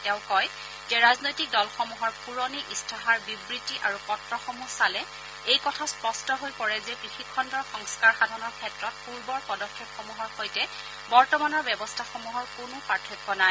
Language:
Assamese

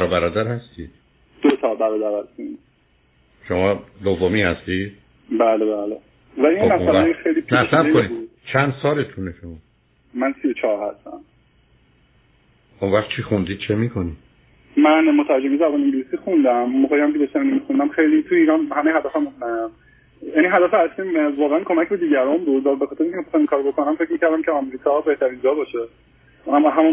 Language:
Persian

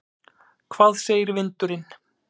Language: Icelandic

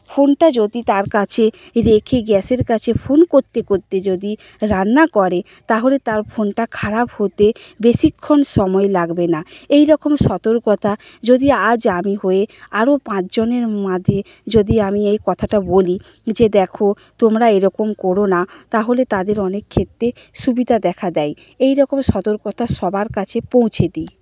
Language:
Bangla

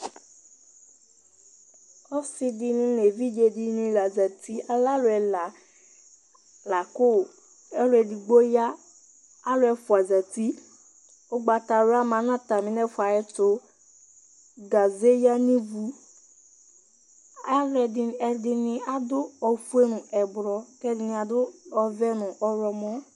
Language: Ikposo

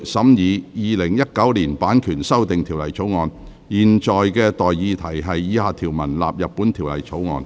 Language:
Cantonese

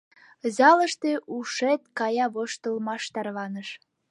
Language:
Mari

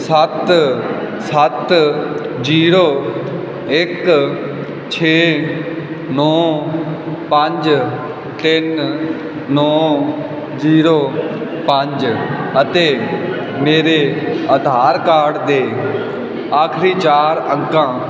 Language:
Punjabi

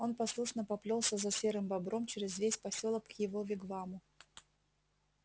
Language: Russian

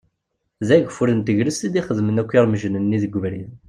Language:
Kabyle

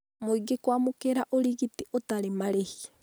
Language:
Kikuyu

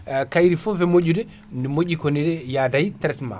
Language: Fula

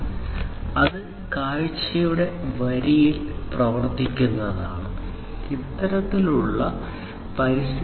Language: Malayalam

